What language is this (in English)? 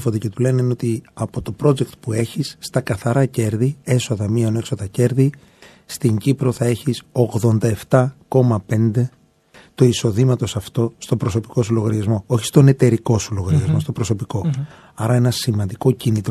Greek